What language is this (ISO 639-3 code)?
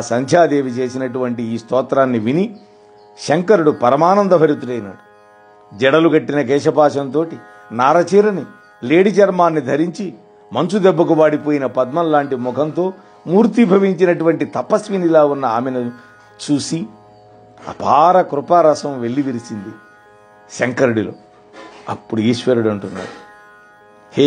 tel